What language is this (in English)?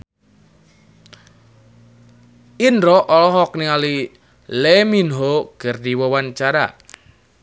Sundanese